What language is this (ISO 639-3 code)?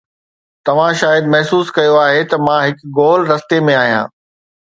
snd